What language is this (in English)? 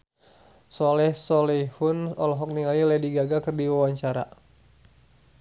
Sundanese